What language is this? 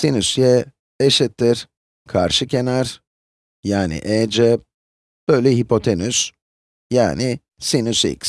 Turkish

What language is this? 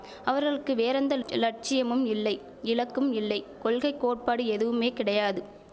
Tamil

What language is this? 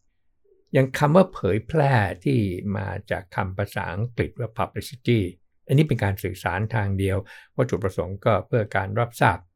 Thai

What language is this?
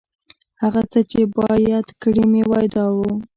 Pashto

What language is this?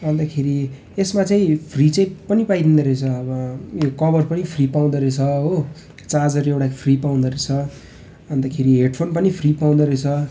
Nepali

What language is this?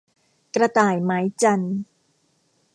Thai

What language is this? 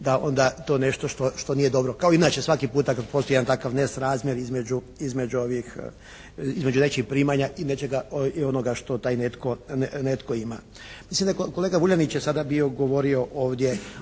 Croatian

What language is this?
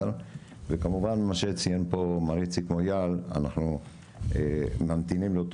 Hebrew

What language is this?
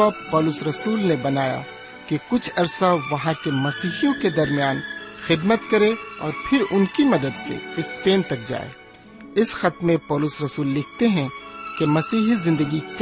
Urdu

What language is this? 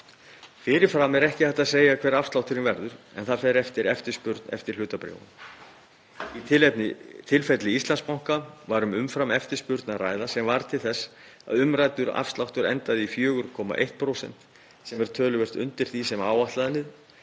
Icelandic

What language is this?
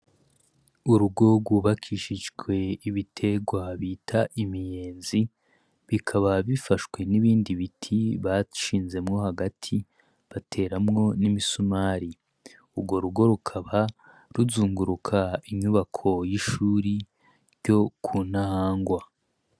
Rundi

